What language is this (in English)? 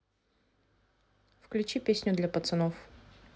Russian